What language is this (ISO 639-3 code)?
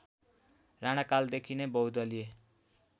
nep